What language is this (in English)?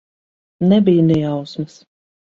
Latvian